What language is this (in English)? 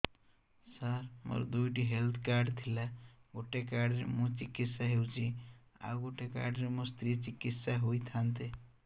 Odia